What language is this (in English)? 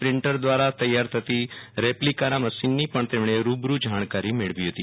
Gujarati